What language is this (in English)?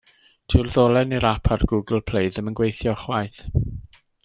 Welsh